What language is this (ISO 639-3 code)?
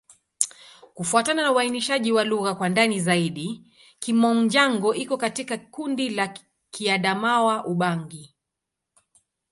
swa